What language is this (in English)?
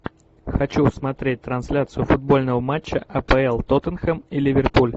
Russian